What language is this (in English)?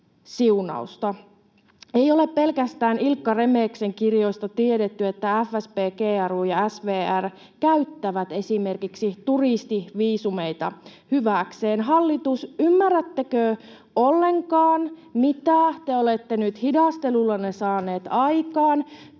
Finnish